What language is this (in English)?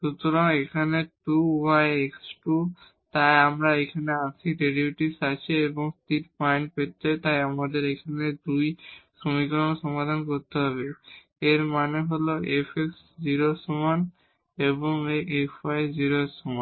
Bangla